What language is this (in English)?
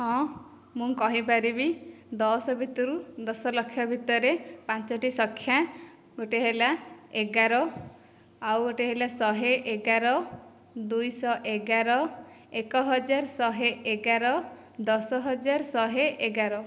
Odia